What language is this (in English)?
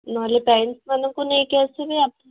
Odia